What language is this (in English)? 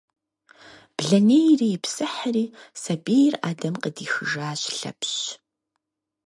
Kabardian